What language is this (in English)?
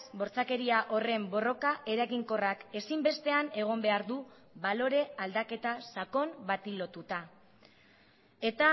Basque